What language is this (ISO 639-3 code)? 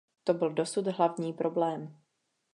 ces